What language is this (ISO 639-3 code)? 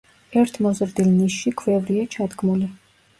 kat